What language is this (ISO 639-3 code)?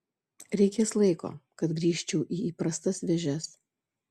lit